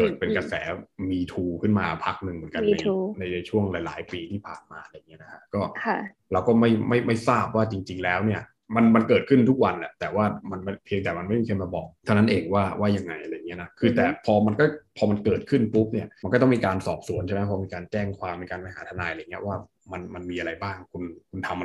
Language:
Thai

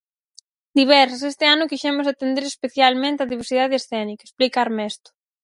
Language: Galician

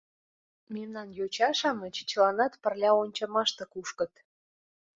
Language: Mari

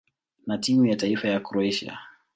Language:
Swahili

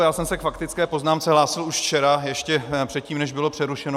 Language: Czech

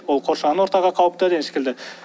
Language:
Kazakh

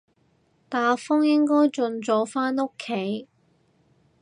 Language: Cantonese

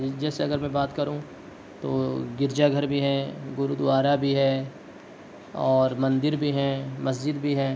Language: Urdu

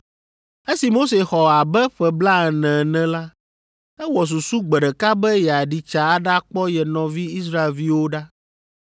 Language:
Ewe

